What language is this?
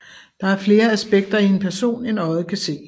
Danish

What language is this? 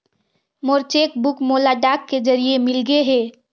Chhattisgarhi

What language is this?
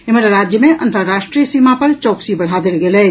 Maithili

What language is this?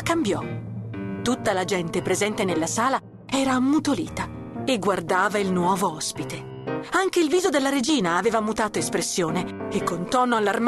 Italian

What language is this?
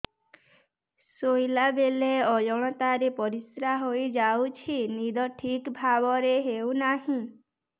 Odia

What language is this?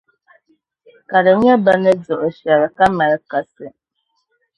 Dagbani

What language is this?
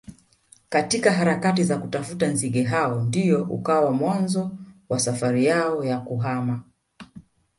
Swahili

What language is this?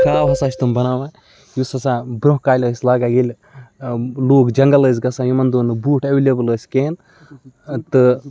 Kashmiri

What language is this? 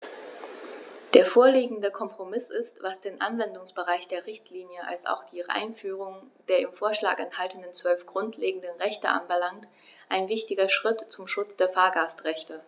German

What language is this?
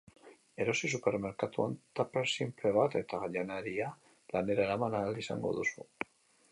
Basque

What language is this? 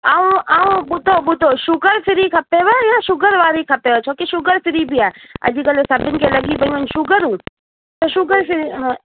Sindhi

